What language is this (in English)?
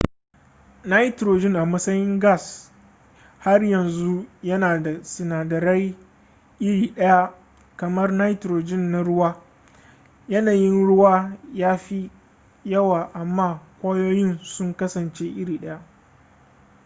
Hausa